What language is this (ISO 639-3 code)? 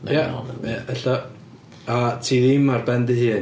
cym